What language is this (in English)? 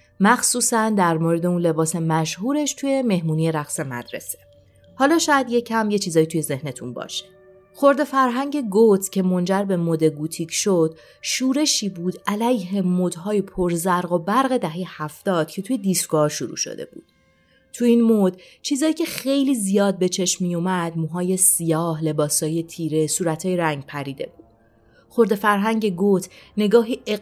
Persian